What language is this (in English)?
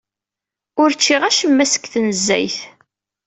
Kabyle